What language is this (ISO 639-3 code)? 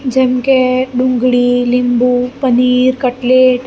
guj